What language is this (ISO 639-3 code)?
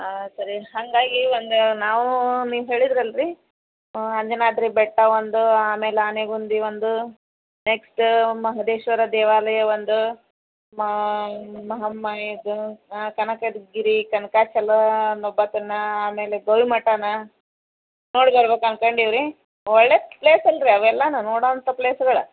kan